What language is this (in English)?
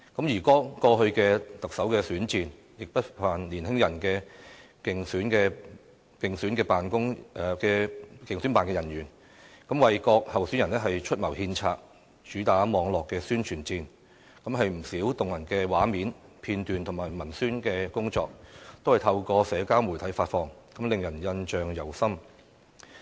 Cantonese